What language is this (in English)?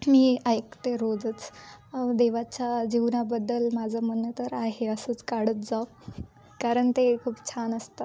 Marathi